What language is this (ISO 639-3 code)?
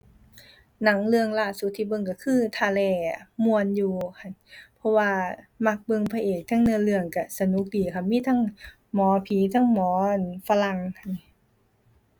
tha